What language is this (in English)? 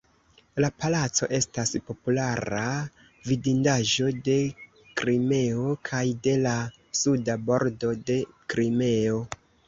Esperanto